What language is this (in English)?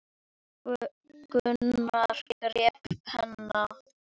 Icelandic